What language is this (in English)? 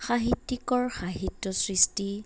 Assamese